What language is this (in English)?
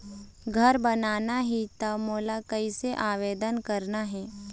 Chhattisgarhi